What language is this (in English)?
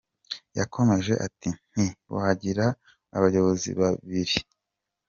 Kinyarwanda